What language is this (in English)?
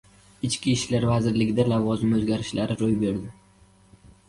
Uzbek